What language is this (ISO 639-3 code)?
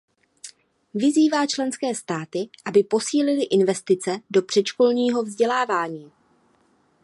ces